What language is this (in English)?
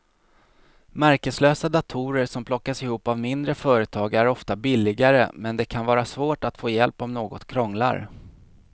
Swedish